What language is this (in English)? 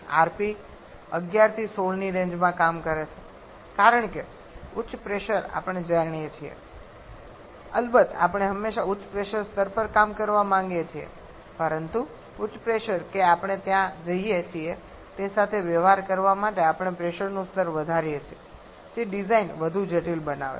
Gujarati